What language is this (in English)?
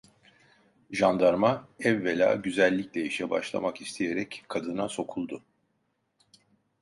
Turkish